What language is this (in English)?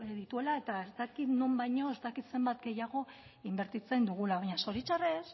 Basque